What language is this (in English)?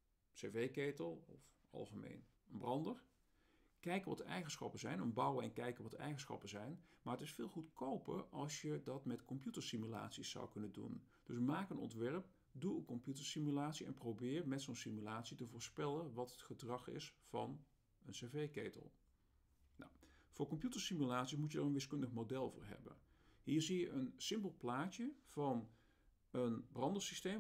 Dutch